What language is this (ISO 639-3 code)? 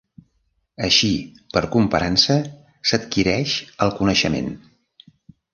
cat